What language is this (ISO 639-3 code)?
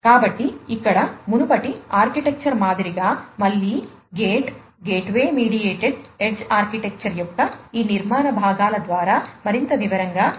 tel